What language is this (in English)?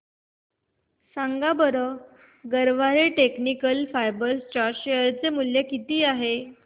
Marathi